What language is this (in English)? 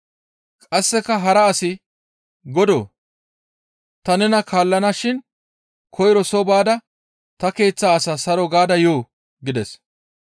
Gamo